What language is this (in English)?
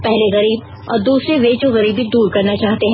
Hindi